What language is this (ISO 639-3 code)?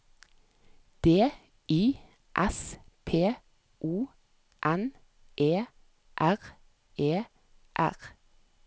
nor